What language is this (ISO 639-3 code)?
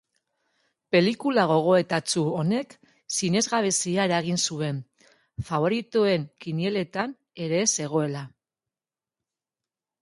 eus